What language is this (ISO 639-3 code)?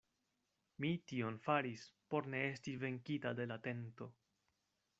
epo